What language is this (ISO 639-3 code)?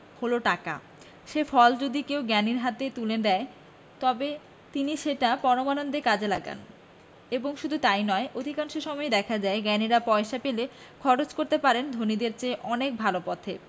ben